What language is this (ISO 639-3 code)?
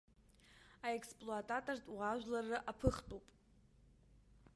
abk